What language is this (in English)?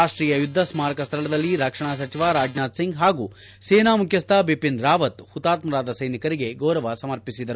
Kannada